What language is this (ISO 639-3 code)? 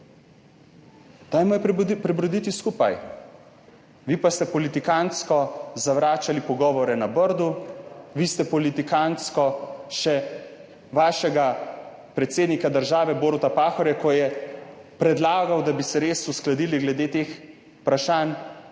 slv